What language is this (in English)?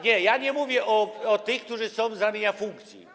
Polish